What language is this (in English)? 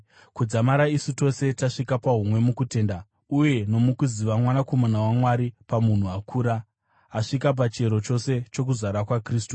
Shona